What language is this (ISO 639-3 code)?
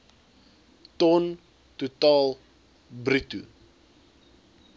afr